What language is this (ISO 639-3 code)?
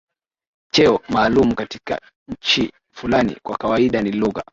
swa